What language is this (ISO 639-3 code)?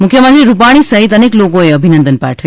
guj